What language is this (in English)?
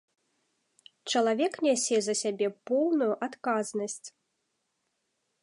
Belarusian